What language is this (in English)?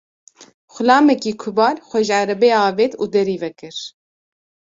Kurdish